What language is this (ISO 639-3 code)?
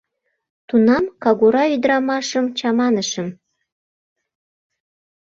chm